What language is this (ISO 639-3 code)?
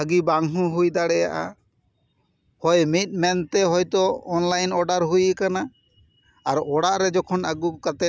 sat